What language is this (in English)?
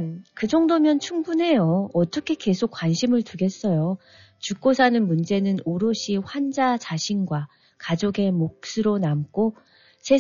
Korean